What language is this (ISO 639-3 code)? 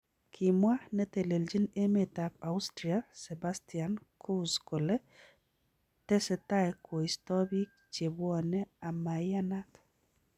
kln